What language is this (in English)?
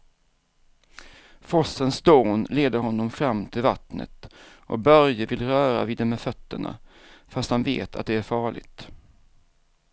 Swedish